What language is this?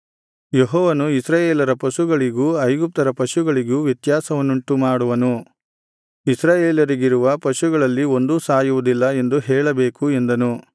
Kannada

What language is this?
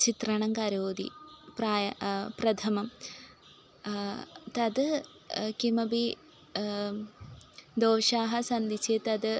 Sanskrit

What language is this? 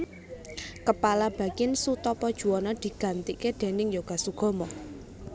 Javanese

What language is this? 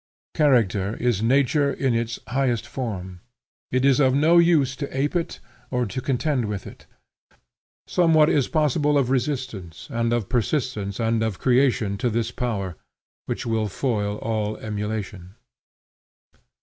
English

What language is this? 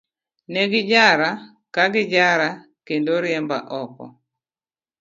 Luo (Kenya and Tanzania)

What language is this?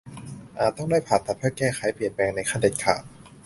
Thai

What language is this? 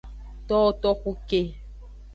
Aja (Benin)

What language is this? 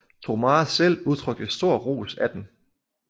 Danish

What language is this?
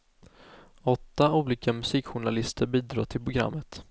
Swedish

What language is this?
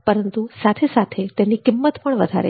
Gujarati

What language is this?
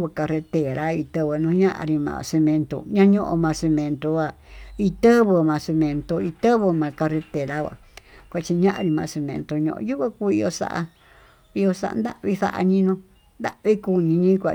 Tututepec Mixtec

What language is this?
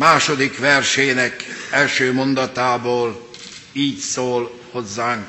Hungarian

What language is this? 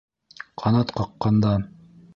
Bashkir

